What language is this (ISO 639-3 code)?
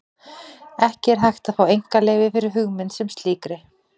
isl